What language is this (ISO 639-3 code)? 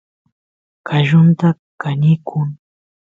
qus